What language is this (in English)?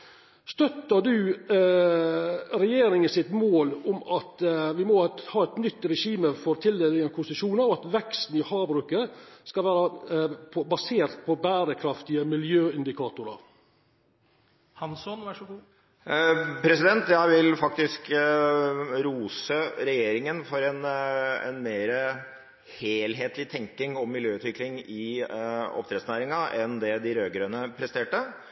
Norwegian